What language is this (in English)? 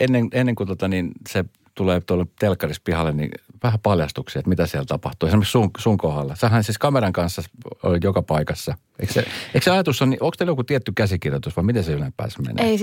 Finnish